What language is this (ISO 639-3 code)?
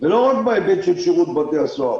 heb